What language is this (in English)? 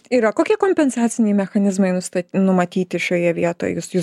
Lithuanian